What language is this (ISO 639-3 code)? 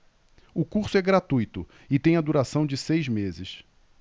por